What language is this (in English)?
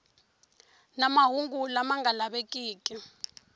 Tsonga